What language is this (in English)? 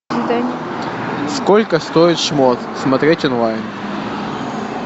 Russian